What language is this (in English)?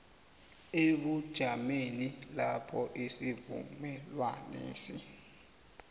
South Ndebele